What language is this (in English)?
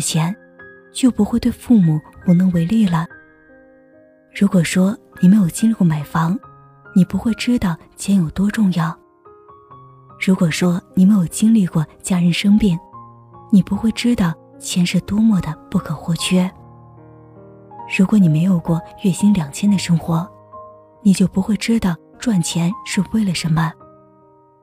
Chinese